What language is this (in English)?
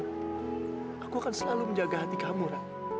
Indonesian